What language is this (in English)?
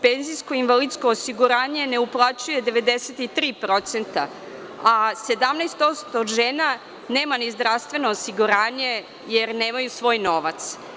Serbian